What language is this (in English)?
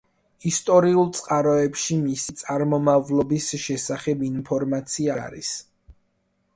Georgian